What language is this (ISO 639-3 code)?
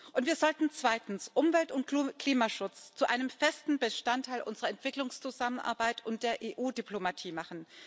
deu